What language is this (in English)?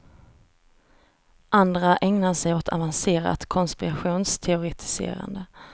Swedish